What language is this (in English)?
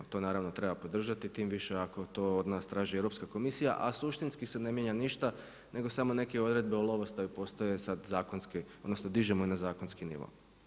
Croatian